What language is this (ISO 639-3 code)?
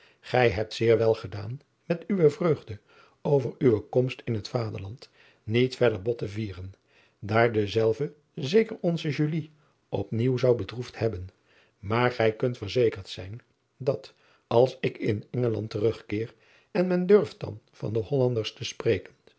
nld